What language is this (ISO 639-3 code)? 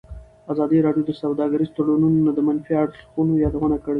pus